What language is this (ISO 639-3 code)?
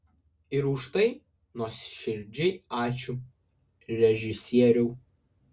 lit